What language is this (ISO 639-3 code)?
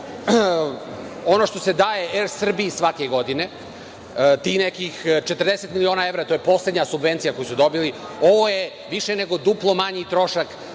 srp